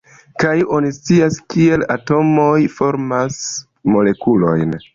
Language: Esperanto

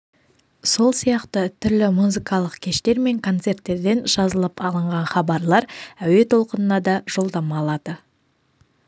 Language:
Kazakh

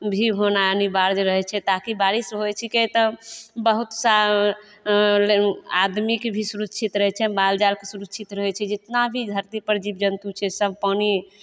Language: Maithili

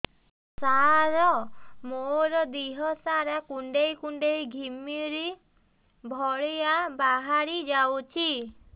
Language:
Odia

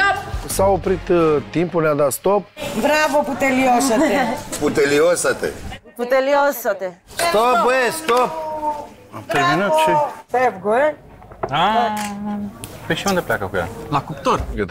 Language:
Romanian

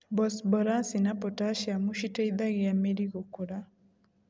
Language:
Kikuyu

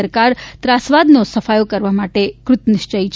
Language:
Gujarati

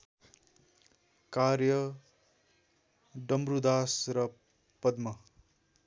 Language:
Nepali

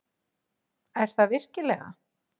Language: Icelandic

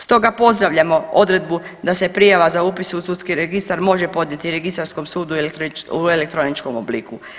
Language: Croatian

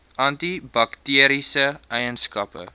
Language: Afrikaans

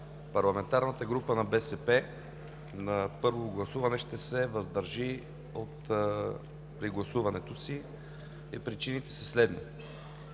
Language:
Bulgarian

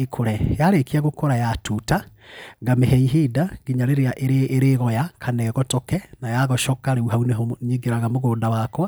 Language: Kikuyu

